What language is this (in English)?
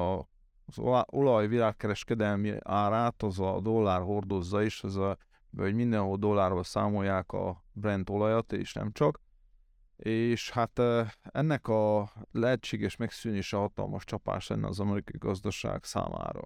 Hungarian